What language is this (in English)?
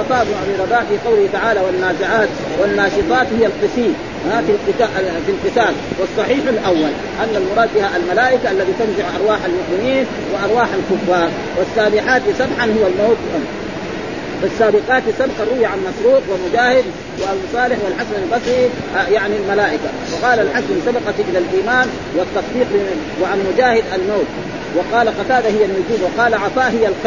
Arabic